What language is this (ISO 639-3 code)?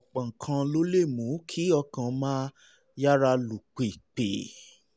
yor